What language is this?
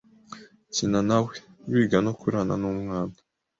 Kinyarwanda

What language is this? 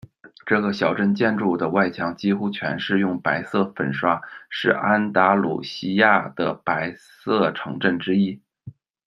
Chinese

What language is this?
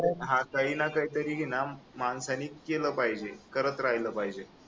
Marathi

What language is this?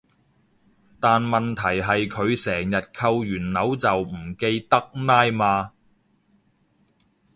Cantonese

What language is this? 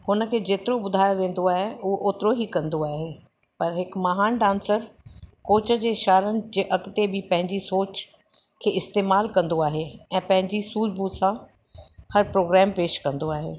Sindhi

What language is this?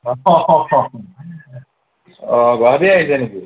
Assamese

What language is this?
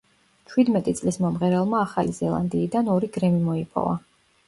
Georgian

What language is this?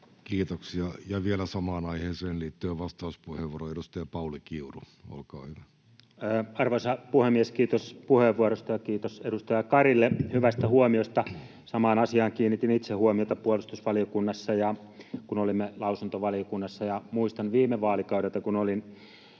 Finnish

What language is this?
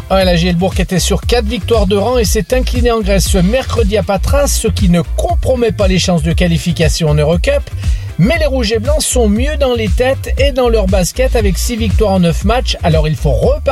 French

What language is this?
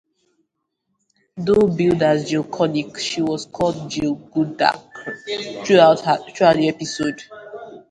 English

